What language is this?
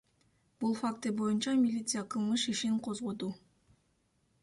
Kyrgyz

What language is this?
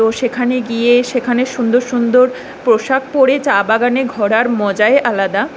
Bangla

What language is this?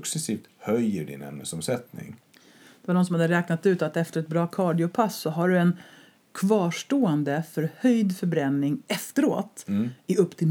Swedish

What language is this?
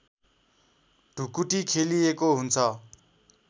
Nepali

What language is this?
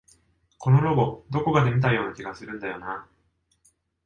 Japanese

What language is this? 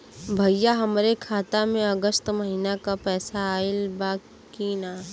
Bhojpuri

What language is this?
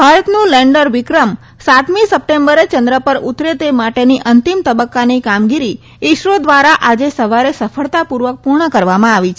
Gujarati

